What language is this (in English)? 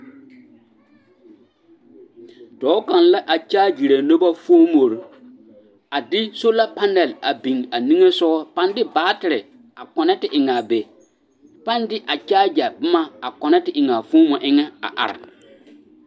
Southern Dagaare